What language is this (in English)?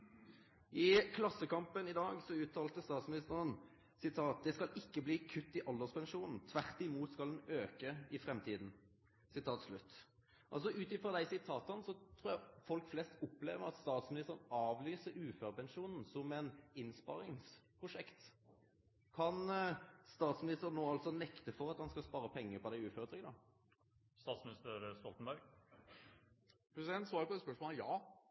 Norwegian